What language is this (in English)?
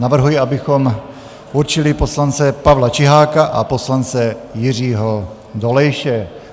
Czech